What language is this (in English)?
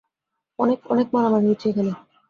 Bangla